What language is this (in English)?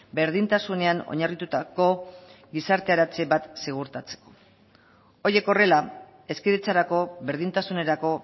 Basque